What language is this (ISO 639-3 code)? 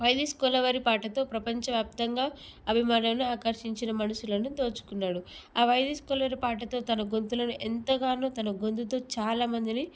tel